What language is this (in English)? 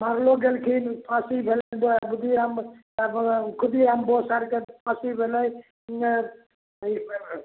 Maithili